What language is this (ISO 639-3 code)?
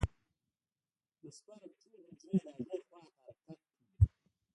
pus